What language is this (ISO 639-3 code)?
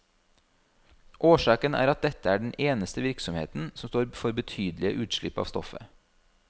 nor